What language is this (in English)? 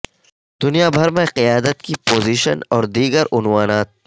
Urdu